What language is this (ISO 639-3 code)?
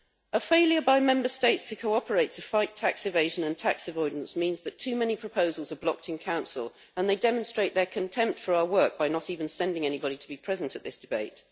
eng